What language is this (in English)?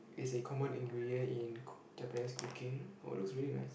English